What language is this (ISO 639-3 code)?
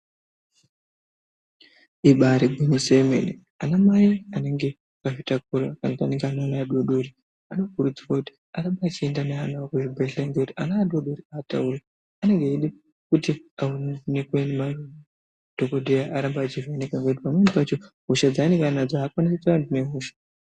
ndc